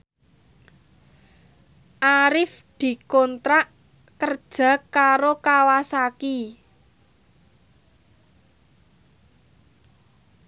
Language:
Javanese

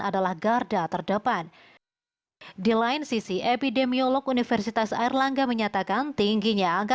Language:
Indonesian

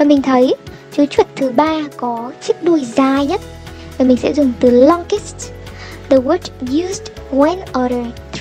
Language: Vietnamese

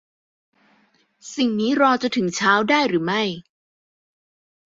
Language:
Thai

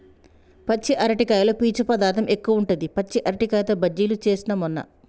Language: Telugu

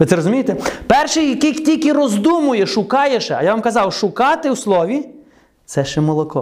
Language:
Ukrainian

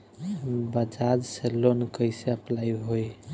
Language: Bhojpuri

